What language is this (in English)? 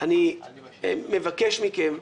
Hebrew